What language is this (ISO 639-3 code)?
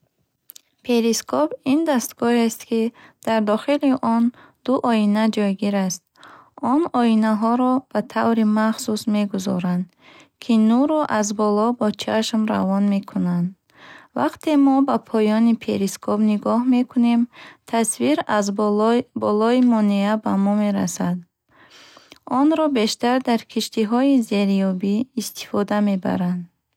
bhh